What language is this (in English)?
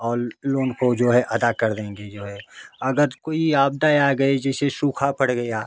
Hindi